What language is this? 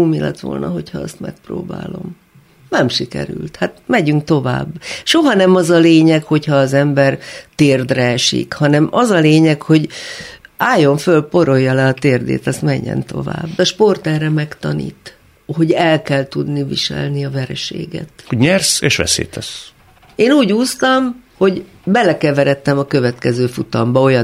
Hungarian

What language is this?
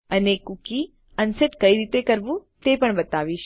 Gujarati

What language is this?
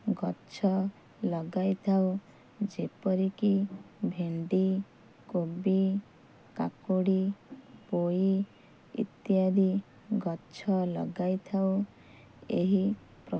Odia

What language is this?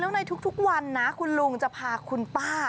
Thai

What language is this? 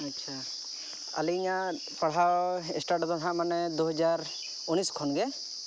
Santali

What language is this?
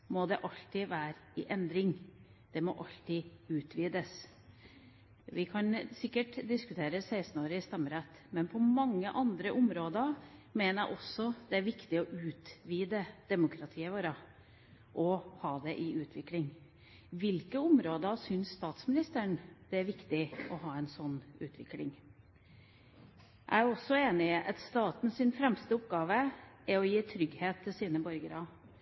Norwegian Bokmål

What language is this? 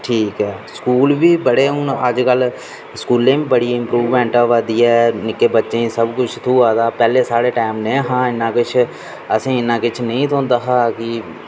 Dogri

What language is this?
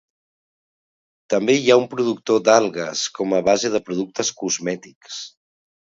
Catalan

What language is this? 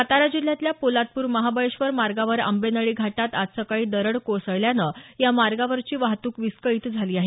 Marathi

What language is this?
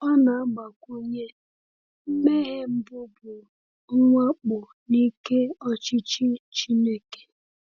Igbo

